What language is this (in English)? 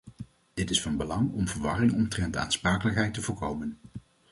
Dutch